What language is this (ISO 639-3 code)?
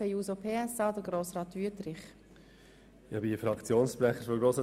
gsw